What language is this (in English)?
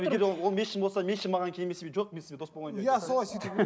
Kazakh